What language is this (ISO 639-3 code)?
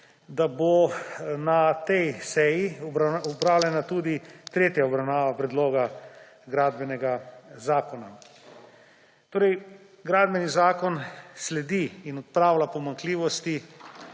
slv